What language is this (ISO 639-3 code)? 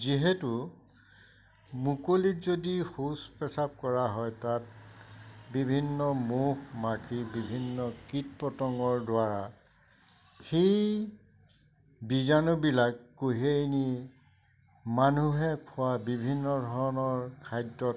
asm